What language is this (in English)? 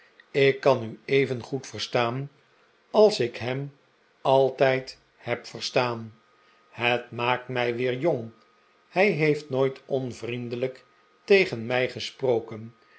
Dutch